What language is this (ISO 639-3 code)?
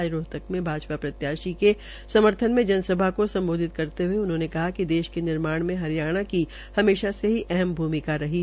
hin